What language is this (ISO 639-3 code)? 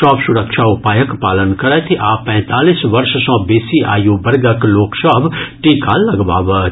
mai